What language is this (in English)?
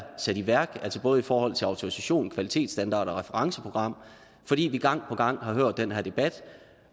Danish